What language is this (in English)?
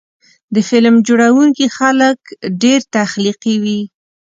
Pashto